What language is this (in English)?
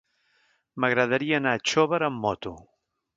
Catalan